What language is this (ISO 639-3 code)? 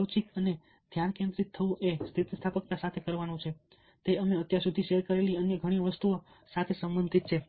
guj